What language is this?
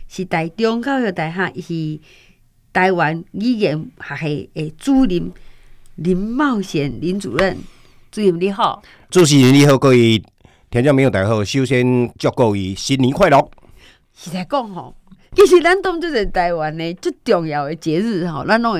Chinese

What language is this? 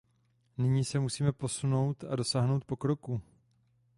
Czech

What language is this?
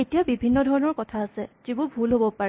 Assamese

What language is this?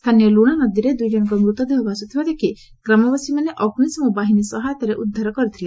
Odia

